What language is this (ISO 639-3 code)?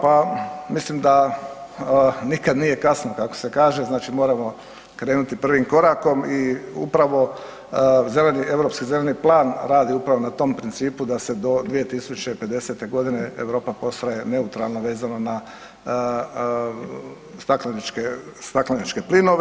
hrv